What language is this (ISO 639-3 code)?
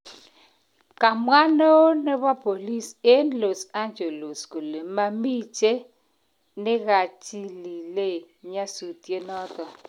kln